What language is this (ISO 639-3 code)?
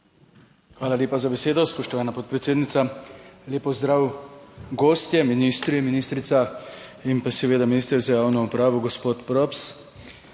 slv